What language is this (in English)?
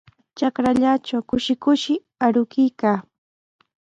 Sihuas Ancash Quechua